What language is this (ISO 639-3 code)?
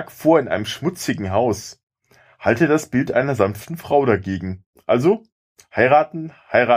deu